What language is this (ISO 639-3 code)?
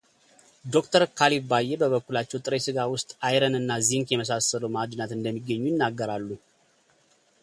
amh